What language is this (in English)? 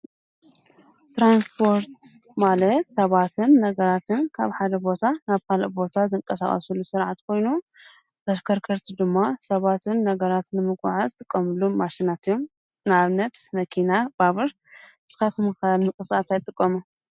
Tigrinya